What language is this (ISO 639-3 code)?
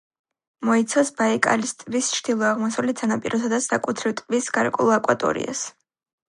kat